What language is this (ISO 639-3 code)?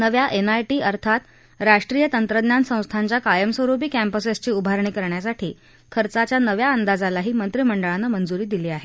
mar